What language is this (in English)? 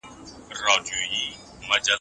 Pashto